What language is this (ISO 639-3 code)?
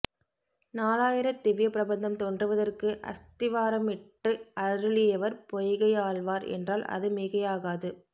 tam